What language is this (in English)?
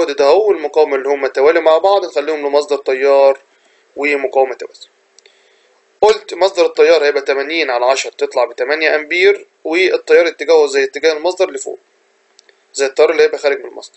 Arabic